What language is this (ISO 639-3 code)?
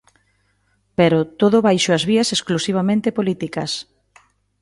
glg